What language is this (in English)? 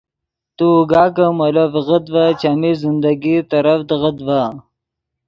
Yidgha